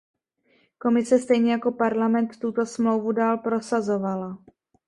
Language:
Czech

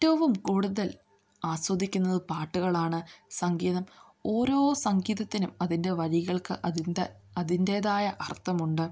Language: Malayalam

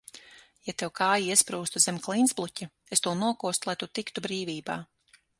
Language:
Latvian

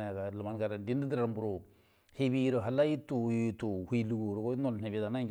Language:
Buduma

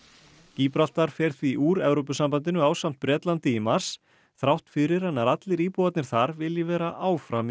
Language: Icelandic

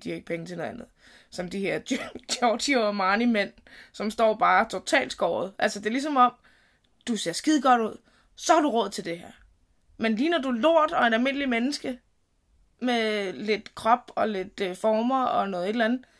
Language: Danish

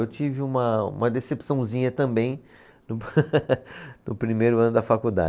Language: Portuguese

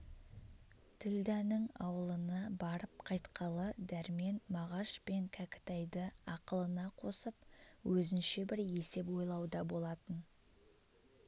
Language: Kazakh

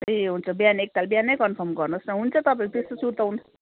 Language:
Nepali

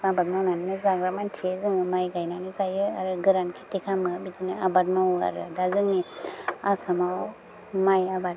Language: Bodo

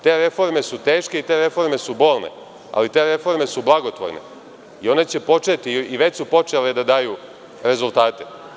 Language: Serbian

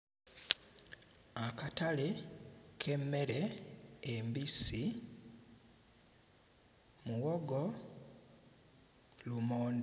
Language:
Ganda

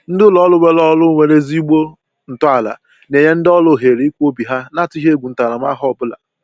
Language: Igbo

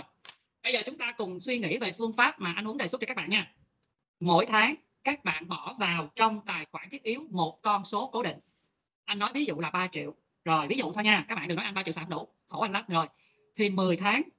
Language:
Vietnamese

